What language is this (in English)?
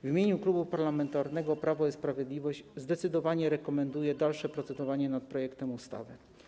Polish